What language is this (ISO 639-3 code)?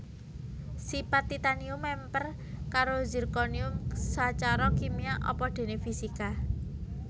jav